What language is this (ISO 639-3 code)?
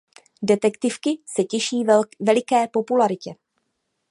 ces